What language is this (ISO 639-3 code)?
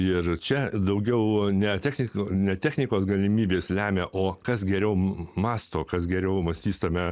lit